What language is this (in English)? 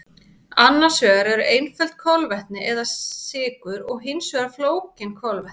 Icelandic